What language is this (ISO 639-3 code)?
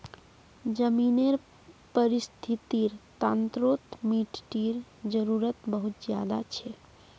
mag